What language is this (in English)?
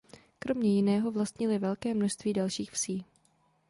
Czech